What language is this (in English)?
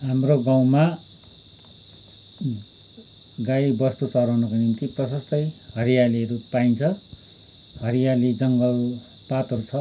Nepali